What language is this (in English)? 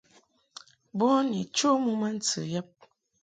Mungaka